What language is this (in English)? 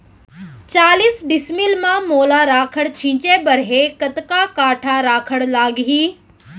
Chhattisgarhi